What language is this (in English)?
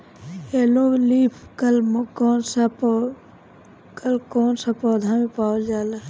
Bhojpuri